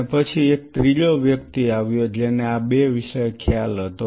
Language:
Gujarati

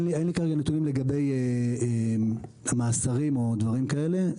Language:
Hebrew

